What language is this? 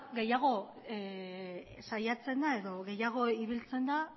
Basque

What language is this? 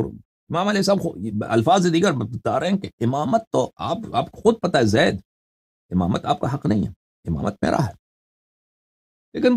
Arabic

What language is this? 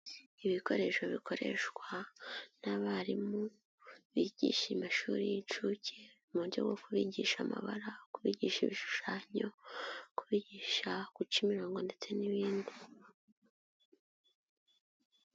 Kinyarwanda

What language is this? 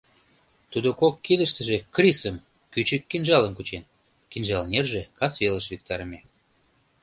Mari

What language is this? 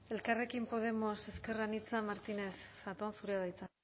Basque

